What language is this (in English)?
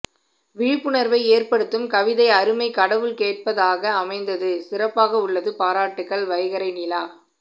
Tamil